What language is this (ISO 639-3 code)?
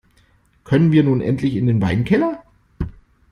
deu